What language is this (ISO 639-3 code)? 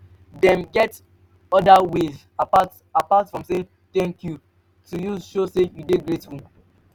pcm